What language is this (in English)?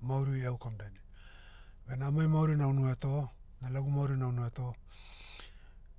Motu